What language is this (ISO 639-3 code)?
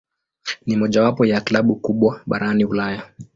swa